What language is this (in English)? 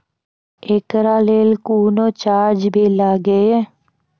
Maithili